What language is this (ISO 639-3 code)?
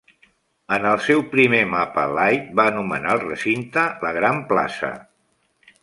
cat